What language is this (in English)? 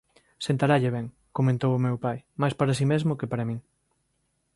Galician